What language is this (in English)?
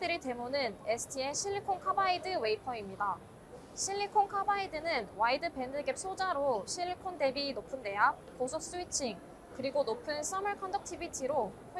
Korean